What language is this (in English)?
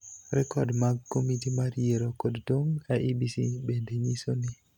Luo (Kenya and Tanzania)